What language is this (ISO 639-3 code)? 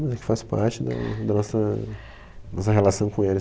por